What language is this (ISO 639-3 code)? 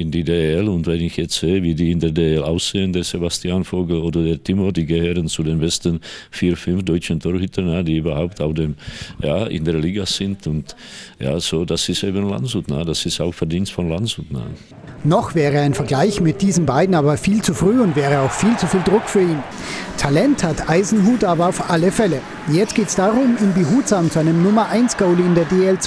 deu